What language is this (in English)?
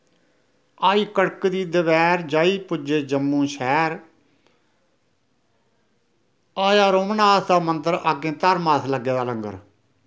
Dogri